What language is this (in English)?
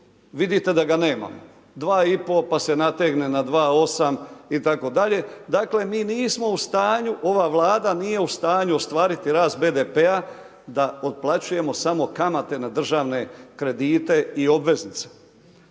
Croatian